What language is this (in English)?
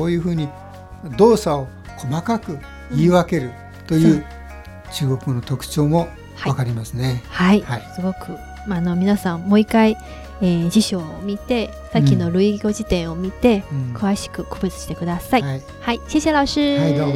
Japanese